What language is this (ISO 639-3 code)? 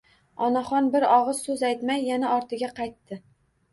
uzb